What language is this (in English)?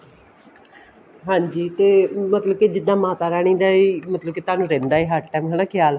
Punjabi